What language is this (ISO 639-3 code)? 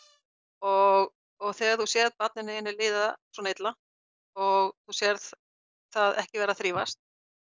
isl